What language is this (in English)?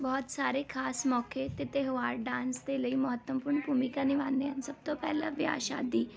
Punjabi